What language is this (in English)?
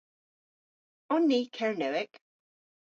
Cornish